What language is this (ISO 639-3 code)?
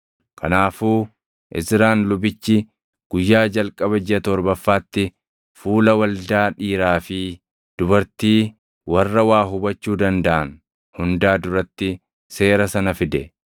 orm